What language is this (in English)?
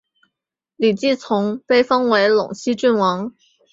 Chinese